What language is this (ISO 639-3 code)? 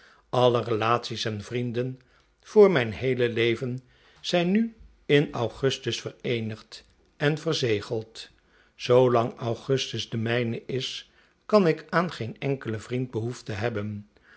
nld